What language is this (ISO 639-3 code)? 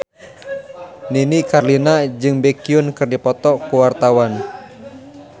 sun